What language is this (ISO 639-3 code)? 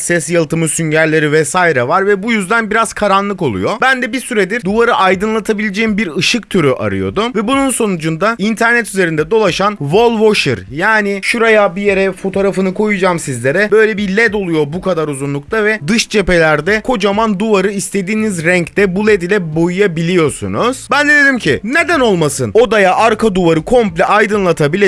tur